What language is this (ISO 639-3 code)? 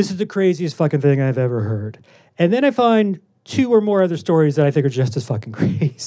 eng